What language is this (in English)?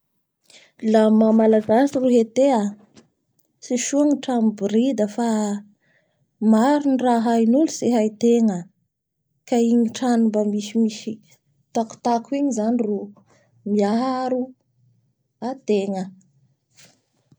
Bara Malagasy